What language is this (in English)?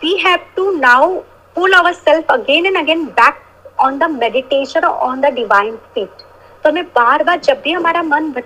Hindi